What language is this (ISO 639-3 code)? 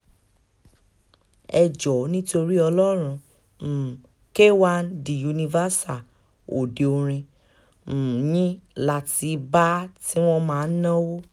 yor